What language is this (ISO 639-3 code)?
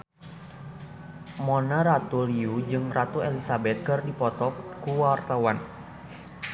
sun